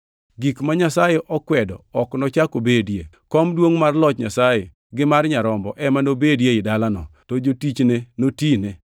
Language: Luo (Kenya and Tanzania)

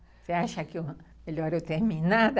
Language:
Portuguese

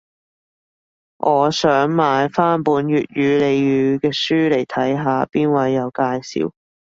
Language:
Cantonese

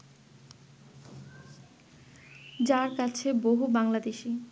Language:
Bangla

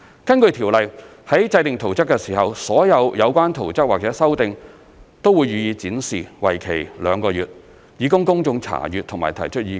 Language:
Cantonese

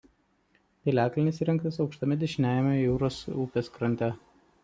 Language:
Lithuanian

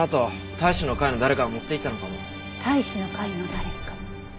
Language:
Japanese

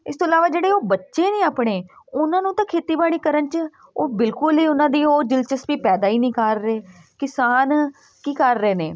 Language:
Punjabi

